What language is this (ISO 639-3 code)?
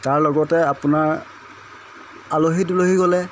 asm